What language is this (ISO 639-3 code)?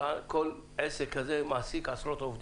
heb